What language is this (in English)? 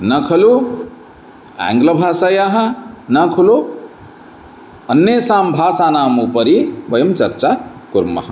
Sanskrit